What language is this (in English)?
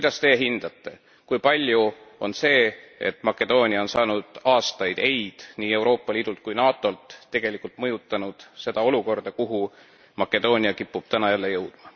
Estonian